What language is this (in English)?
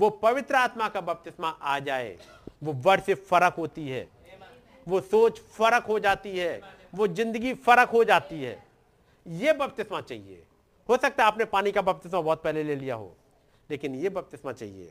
Hindi